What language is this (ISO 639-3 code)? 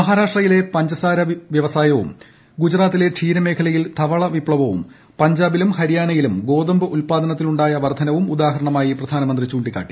mal